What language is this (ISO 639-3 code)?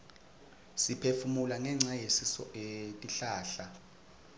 ssw